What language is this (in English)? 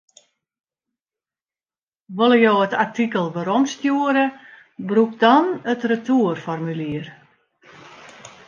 Western Frisian